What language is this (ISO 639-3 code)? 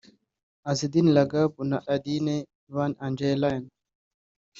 kin